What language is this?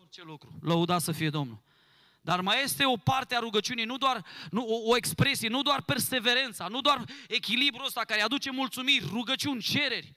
Romanian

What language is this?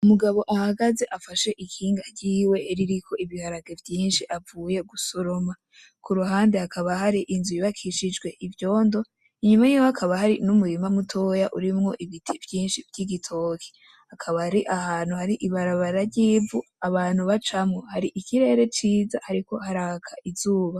Rundi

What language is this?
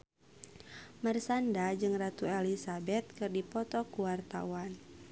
Sundanese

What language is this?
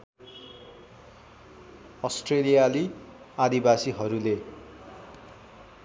Nepali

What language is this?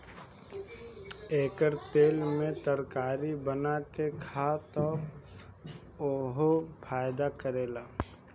Bhojpuri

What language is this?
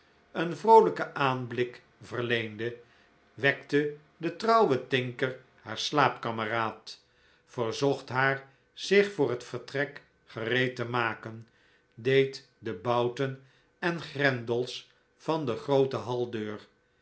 Dutch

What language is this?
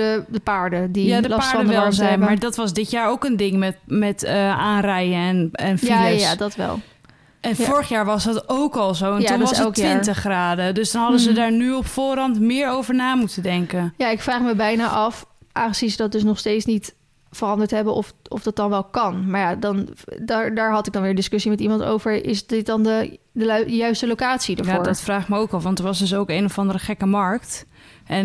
Dutch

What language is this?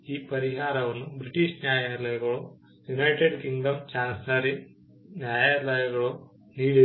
Kannada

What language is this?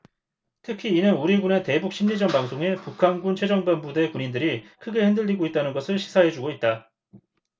Korean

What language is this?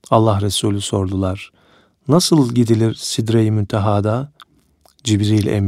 Turkish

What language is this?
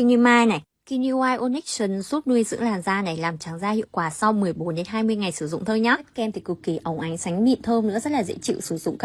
Vietnamese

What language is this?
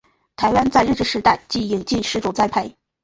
Chinese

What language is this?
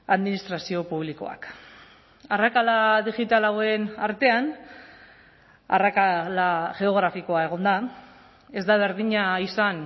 Basque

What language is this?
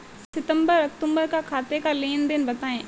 Hindi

